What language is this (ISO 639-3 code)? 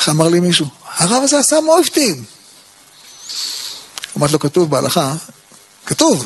heb